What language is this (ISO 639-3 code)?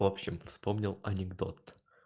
rus